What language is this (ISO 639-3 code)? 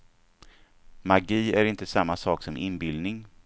swe